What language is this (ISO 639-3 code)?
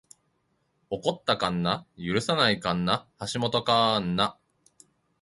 jpn